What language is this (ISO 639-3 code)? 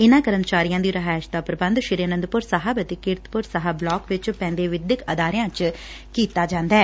pan